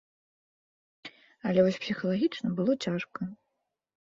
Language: Belarusian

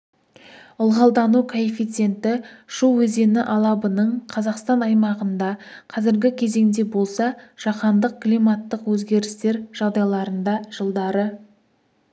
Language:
Kazakh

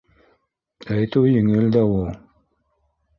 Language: Bashkir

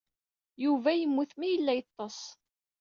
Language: Kabyle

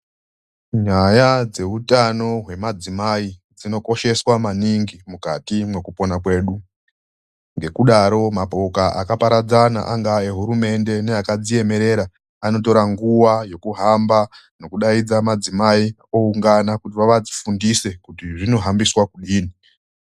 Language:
Ndau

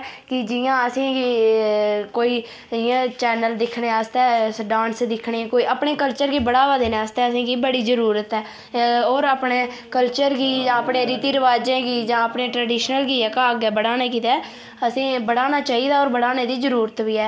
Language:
Dogri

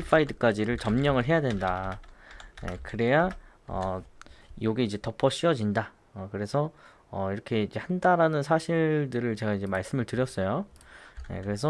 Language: Korean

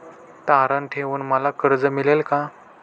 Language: Marathi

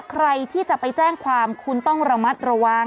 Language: Thai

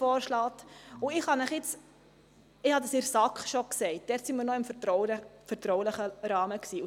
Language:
Swiss German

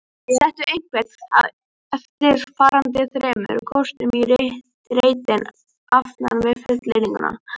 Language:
Icelandic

